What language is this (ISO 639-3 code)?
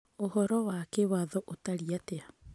kik